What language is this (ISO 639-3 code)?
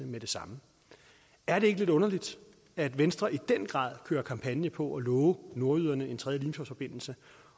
dan